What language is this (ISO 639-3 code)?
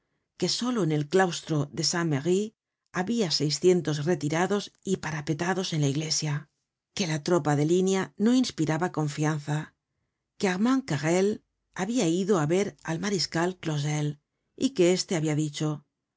spa